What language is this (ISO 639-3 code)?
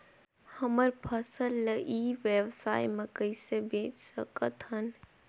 hne